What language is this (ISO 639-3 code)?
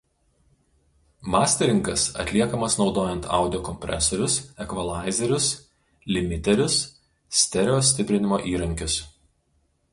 lit